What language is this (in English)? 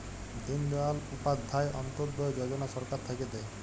Bangla